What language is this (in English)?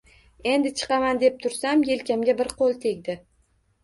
Uzbek